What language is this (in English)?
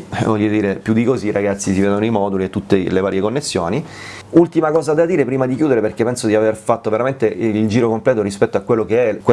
Italian